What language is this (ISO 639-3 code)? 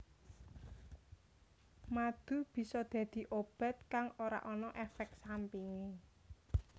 jav